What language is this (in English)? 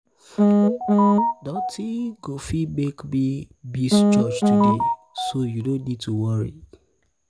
Nigerian Pidgin